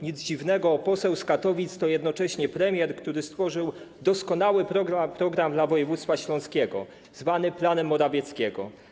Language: Polish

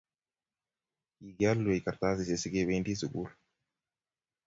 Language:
Kalenjin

